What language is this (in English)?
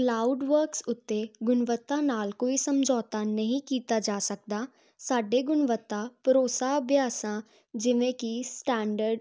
Punjabi